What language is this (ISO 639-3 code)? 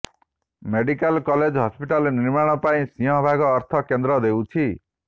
ori